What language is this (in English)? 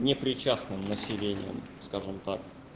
Russian